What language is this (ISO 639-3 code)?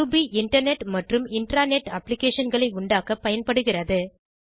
tam